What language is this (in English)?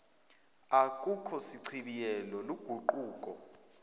Zulu